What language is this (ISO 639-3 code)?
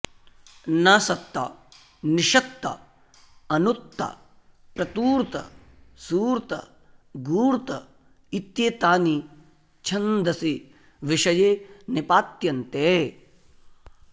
san